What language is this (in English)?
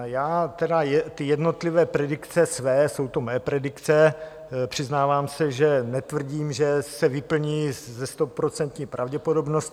Czech